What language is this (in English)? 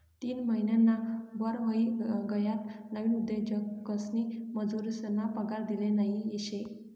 Marathi